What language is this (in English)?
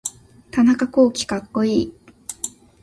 Japanese